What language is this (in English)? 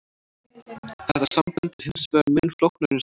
Icelandic